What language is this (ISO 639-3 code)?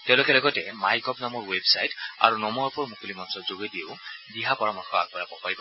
asm